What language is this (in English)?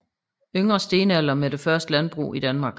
Danish